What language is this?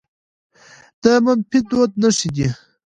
Pashto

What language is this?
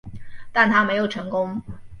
Chinese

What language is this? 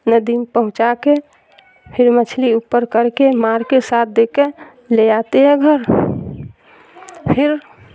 Urdu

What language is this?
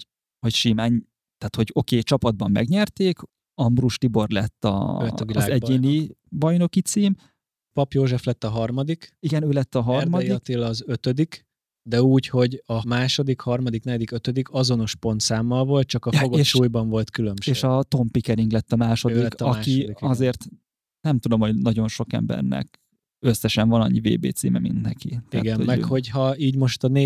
Hungarian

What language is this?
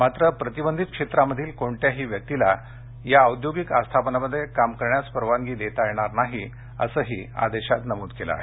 Marathi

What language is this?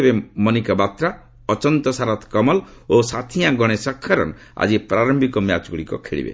Odia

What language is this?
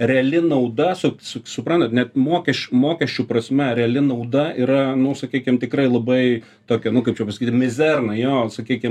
Lithuanian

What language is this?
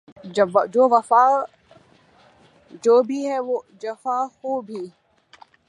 Urdu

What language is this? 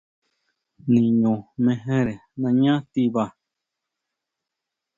Huautla Mazatec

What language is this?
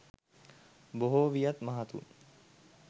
Sinhala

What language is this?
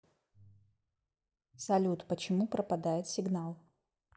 Russian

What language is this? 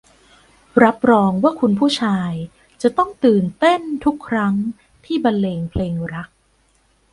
Thai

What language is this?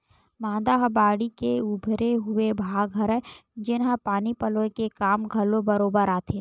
Chhattisgarhi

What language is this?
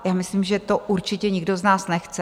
Czech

